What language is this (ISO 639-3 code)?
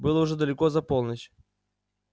rus